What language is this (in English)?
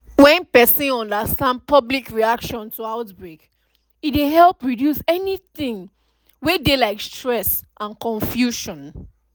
Nigerian Pidgin